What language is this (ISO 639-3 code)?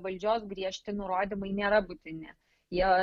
lit